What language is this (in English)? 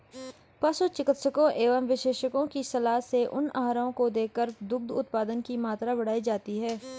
Hindi